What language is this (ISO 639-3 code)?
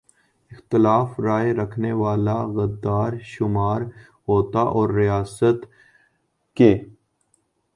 urd